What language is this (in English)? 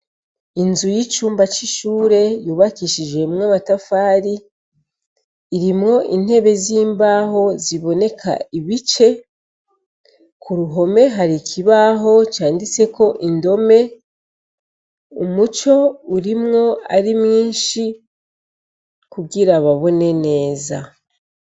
Rundi